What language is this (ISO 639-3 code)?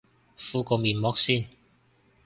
yue